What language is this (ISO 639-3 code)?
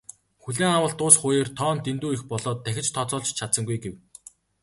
mon